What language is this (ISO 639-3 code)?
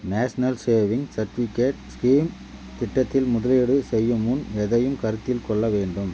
tam